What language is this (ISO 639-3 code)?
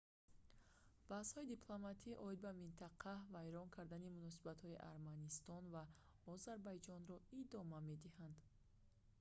tgk